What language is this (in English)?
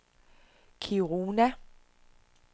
Danish